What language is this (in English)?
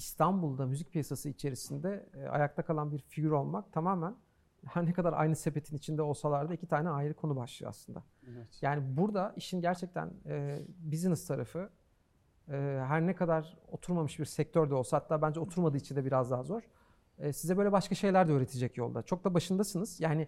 Turkish